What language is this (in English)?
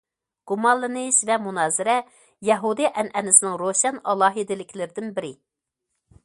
Uyghur